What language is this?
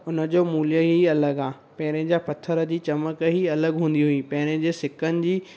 Sindhi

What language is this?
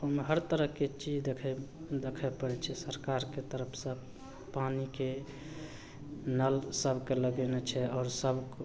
Maithili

